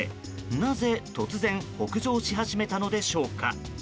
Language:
Japanese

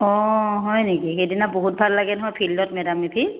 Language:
Assamese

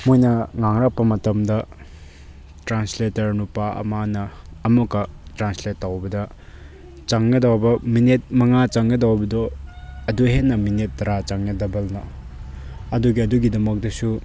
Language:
Manipuri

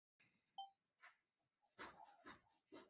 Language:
Chinese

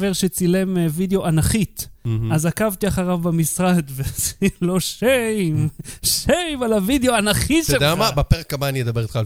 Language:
Hebrew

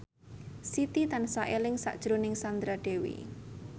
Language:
Javanese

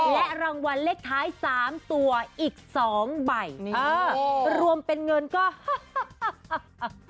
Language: Thai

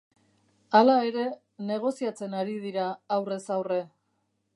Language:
Basque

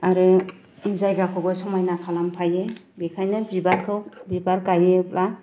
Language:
Bodo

